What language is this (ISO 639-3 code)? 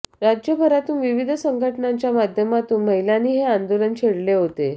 mar